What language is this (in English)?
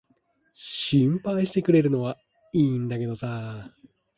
Japanese